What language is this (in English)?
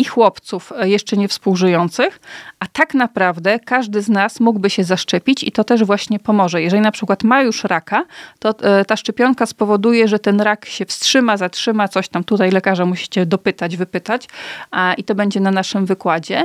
Polish